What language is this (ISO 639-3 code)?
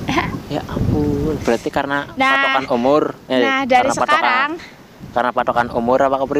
ind